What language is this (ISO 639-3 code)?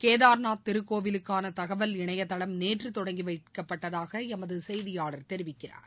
tam